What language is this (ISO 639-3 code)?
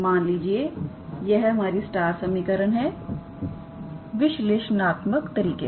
hin